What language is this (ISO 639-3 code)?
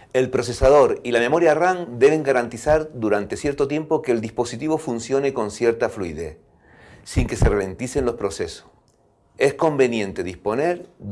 spa